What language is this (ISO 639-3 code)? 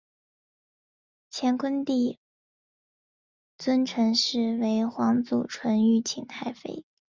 zho